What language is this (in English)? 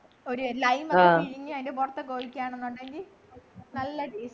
Malayalam